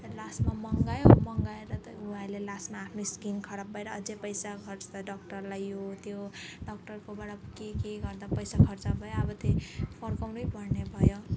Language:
Nepali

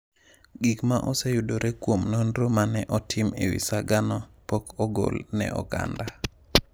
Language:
Luo (Kenya and Tanzania)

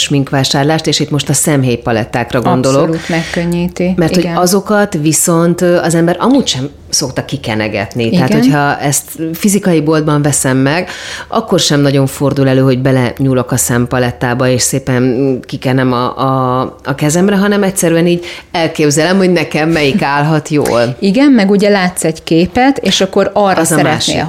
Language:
Hungarian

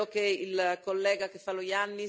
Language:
Italian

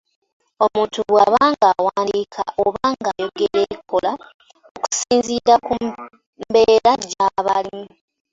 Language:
Ganda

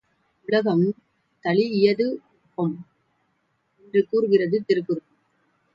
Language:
Tamil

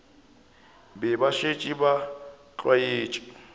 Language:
Northern Sotho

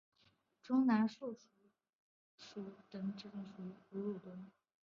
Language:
Chinese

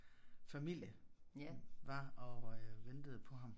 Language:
Danish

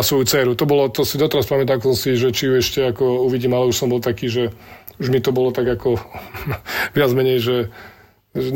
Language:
Slovak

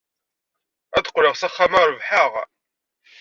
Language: Kabyle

